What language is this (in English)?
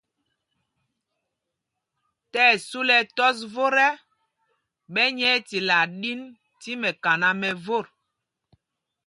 Mpumpong